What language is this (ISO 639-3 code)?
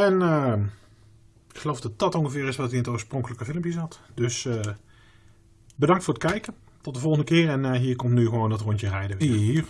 nld